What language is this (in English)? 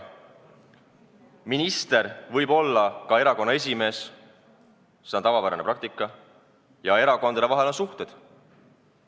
Estonian